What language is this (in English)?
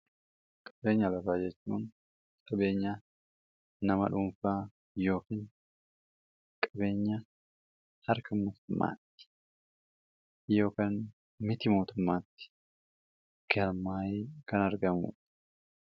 Oromo